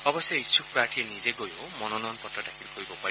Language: Assamese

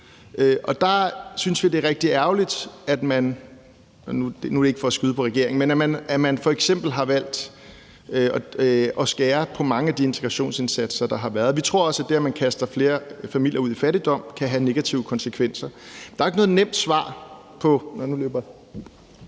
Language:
Danish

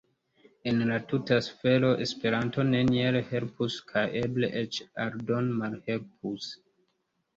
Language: Esperanto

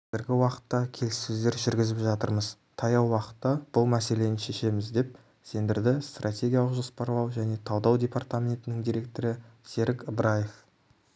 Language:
Kazakh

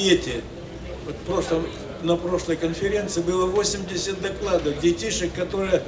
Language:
Russian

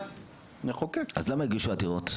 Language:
Hebrew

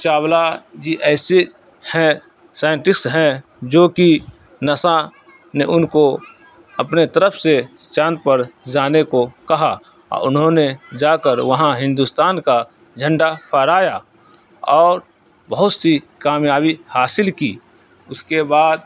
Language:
Urdu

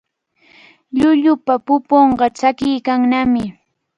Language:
Cajatambo North Lima Quechua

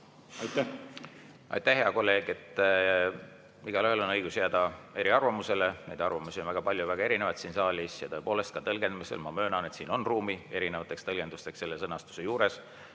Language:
Estonian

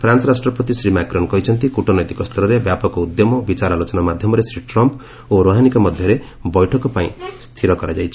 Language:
Odia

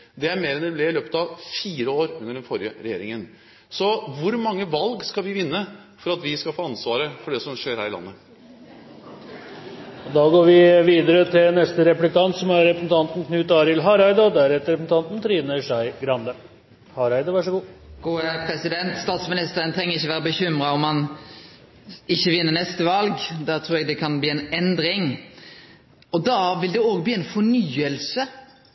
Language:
Norwegian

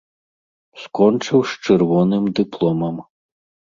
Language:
Belarusian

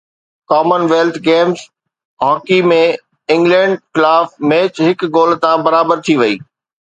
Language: Sindhi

